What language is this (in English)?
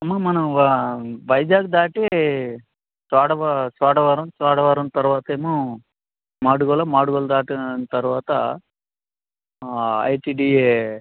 Telugu